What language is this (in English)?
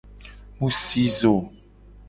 Gen